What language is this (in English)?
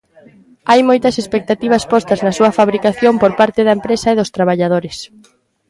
Galician